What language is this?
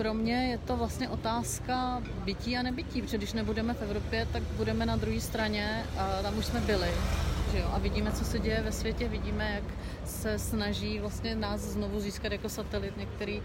Czech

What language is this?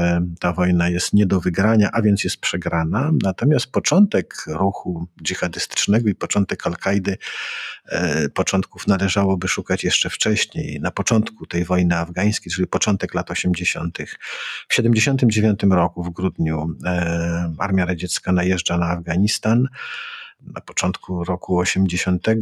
Polish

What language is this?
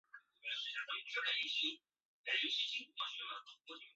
Chinese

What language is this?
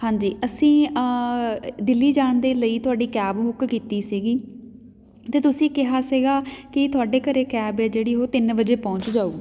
Punjabi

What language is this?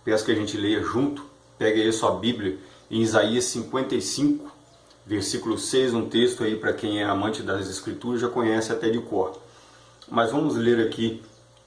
Portuguese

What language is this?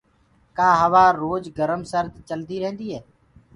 Gurgula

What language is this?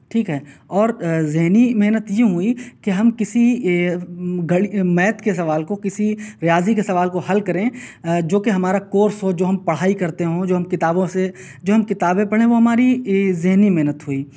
Urdu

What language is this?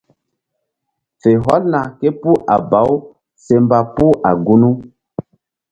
Mbum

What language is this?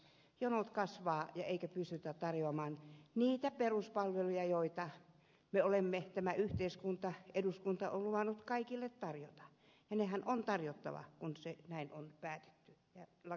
Finnish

